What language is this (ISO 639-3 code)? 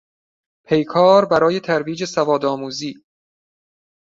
fas